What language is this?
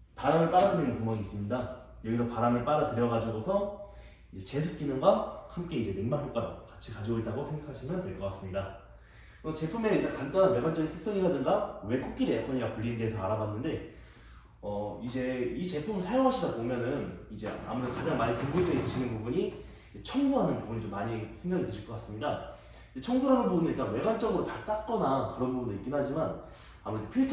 Korean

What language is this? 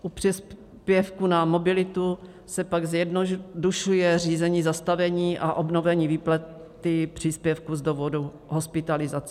Czech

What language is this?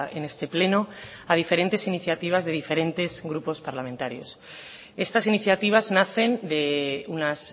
Spanish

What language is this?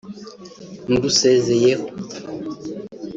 Kinyarwanda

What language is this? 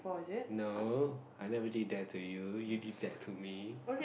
English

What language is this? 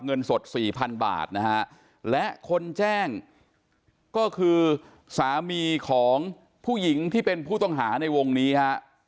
Thai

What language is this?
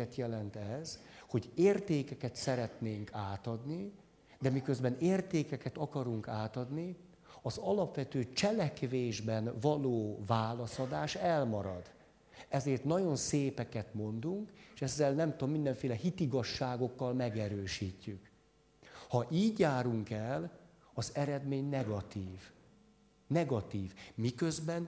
Hungarian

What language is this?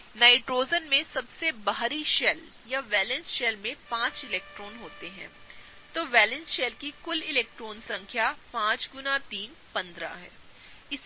Hindi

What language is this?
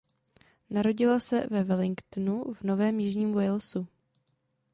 Czech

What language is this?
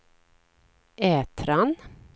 Swedish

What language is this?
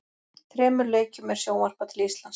Icelandic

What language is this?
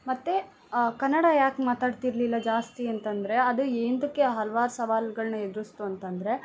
Kannada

